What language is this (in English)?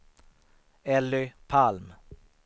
Swedish